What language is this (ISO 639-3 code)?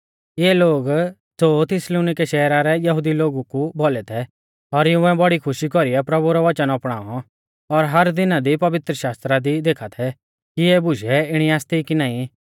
bfz